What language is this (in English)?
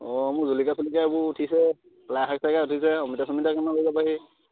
Assamese